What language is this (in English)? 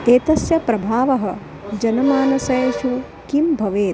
Sanskrit